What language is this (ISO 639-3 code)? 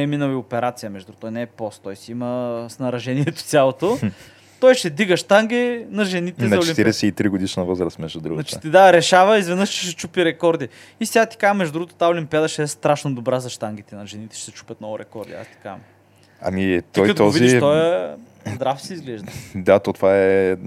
bul